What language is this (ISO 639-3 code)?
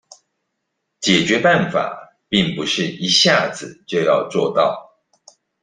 zho